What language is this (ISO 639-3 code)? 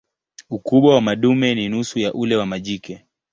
swa